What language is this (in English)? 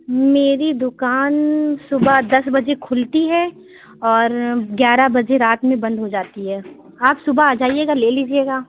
Urdu